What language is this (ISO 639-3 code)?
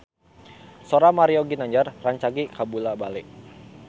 sun